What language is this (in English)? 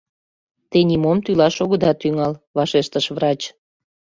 Mari